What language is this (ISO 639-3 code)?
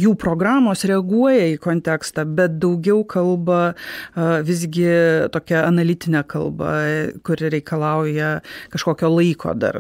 lit